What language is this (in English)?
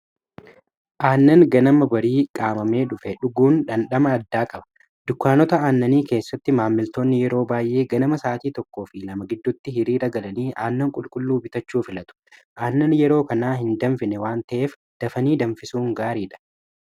Oromo